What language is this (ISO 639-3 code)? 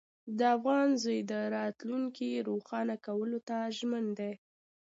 pus